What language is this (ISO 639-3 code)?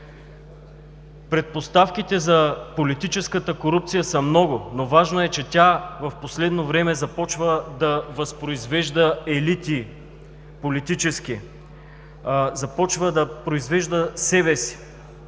bul